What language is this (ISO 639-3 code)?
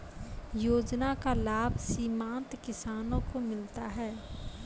mai